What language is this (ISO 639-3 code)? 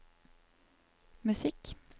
nor